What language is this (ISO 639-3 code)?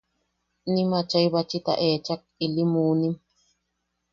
yaq